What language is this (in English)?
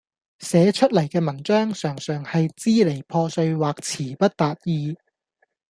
Cantonese